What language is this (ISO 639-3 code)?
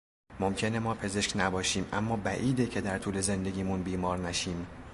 fas